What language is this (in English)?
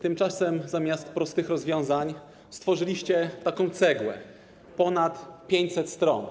Polish